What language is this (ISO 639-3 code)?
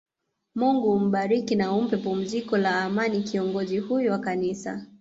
swa